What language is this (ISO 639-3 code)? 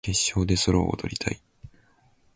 jpn